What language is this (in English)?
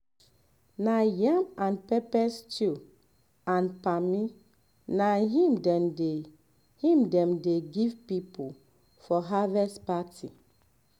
Nigerian Pidgin